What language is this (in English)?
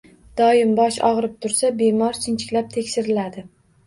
Uzbek